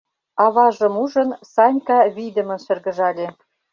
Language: Mari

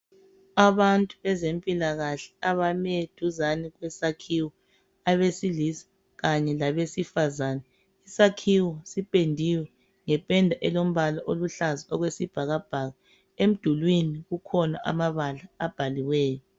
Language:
North Ndebele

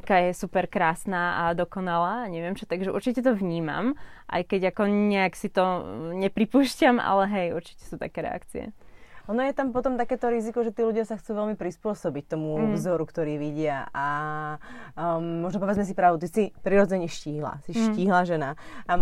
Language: Slovak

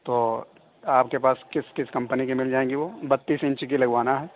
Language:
Urdu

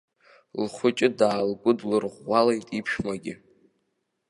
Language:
Abkhazian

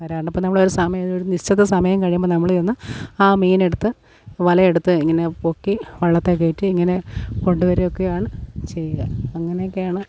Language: Malayalam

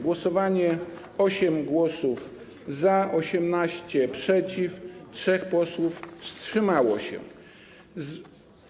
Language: Polish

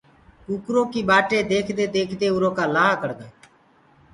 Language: Gurgula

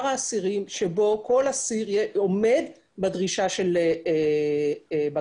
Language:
Hebrew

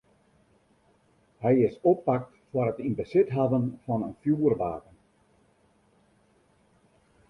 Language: Western Frisian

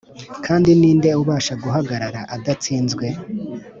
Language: Kinyarwanda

